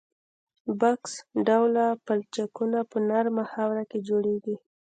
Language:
Pashto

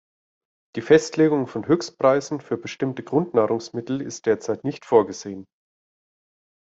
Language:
German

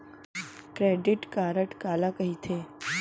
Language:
Chhattisgarhi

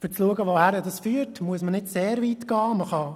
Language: Swiss German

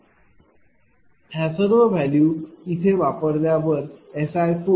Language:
Marathi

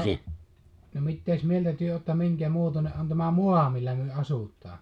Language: Finnish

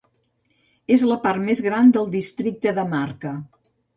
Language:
Catalan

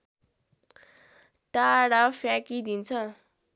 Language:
Nepali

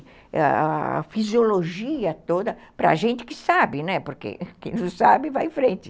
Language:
Portuguese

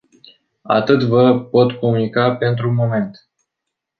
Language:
Romanian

